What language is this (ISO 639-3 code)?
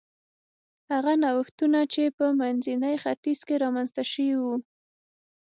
pus